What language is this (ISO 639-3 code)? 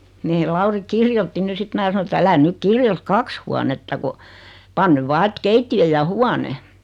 fin